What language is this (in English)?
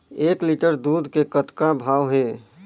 Chhattisgarhi